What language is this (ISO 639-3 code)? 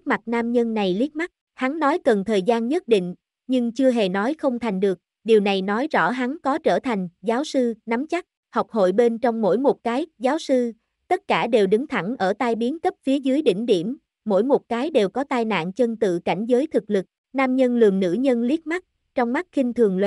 vie